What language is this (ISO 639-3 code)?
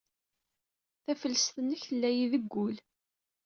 kab